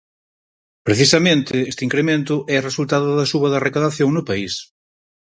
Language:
Galician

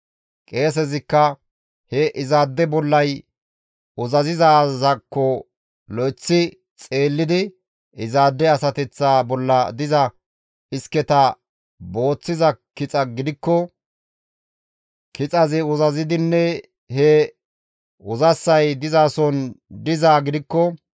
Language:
Gamo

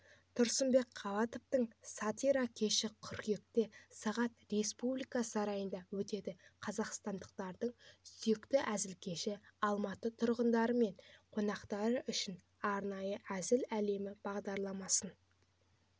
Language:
Kazakh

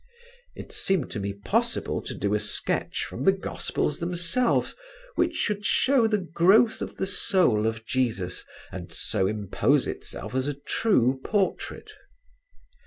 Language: English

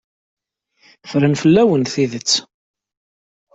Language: Kabyle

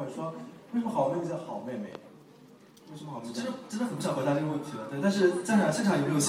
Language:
Chinese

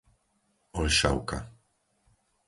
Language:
Slovak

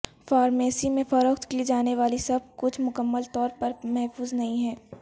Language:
Urdu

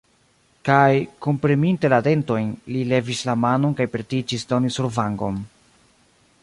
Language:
Esperanto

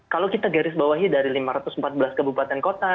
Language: Indonesian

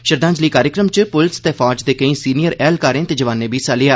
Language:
Dogri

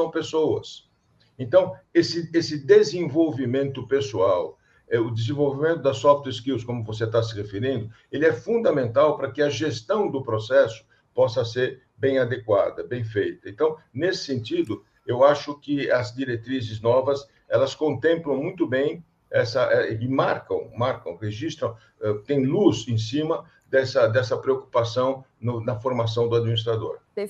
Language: Portuguese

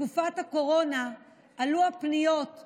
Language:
Hebrew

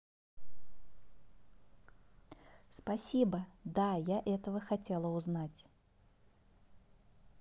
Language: Russian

